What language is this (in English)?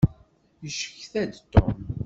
Kabyle